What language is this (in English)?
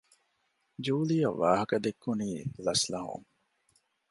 Divehi